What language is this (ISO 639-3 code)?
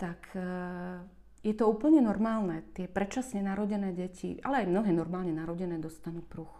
slk